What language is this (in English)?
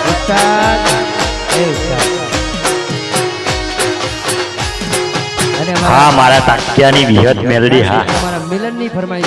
Spanish